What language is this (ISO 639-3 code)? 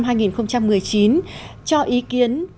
vie